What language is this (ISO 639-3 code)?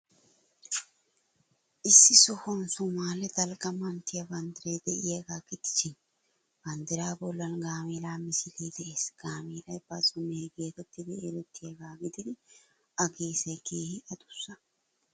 wal